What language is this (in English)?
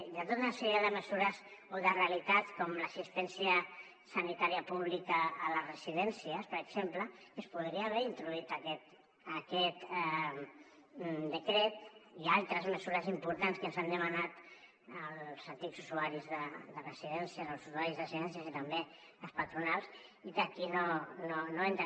Catalan